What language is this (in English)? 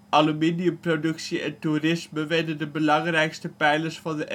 Dutch